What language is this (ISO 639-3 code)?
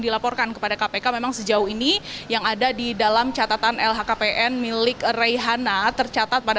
ind